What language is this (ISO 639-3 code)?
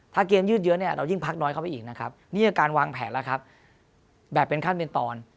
tha